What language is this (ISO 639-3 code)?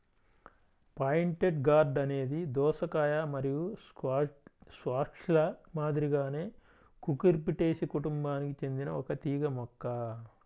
tel